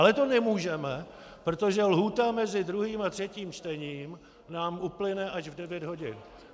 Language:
Czech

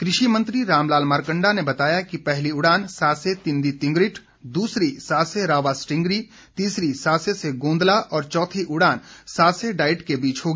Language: Hindi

